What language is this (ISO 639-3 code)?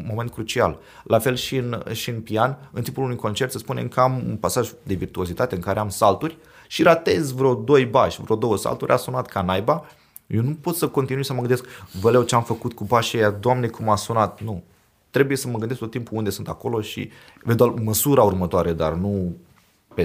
ron